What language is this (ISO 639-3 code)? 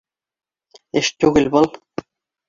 bak